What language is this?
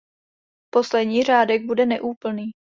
Czech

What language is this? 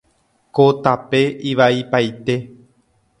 Guarani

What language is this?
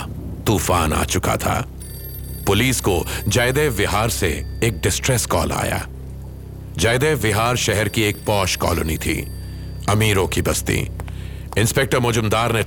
Hindi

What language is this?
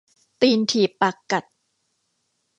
Thai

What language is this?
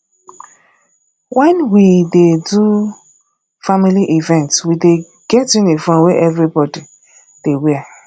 Nigerian Pidgin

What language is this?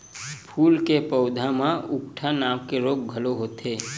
Chhattisgarhi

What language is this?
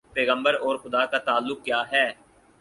Urdu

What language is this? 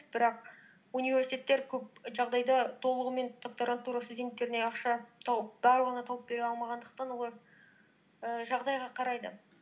Kazakh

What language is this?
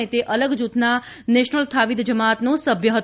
Gujarati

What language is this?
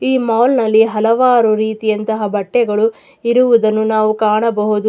Kannada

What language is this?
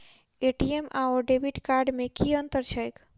Maithili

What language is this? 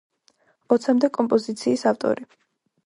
Georgian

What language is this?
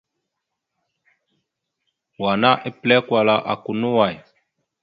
Mada (Cameroon)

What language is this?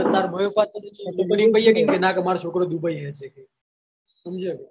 Gujarati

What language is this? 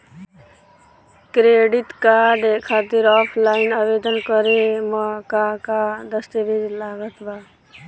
Bhojpuri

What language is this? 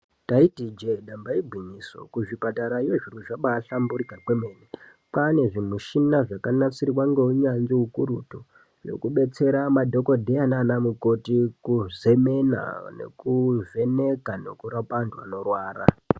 Ndau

